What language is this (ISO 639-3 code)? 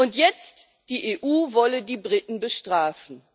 deu